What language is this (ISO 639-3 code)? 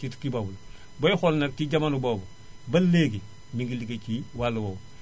wol